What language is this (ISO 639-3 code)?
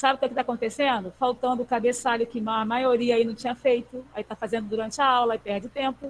por